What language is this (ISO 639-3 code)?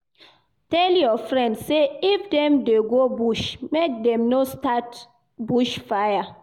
pcm